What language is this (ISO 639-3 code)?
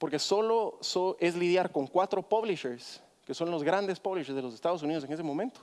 spa